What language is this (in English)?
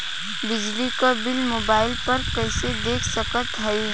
Bhojpuri